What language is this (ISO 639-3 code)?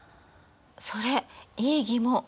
jpn